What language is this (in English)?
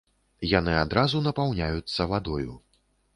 Belarusian